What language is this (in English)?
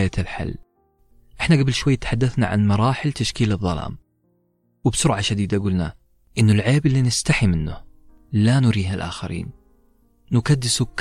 Arabic